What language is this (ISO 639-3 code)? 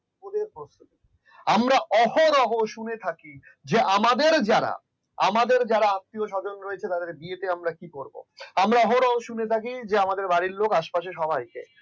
ben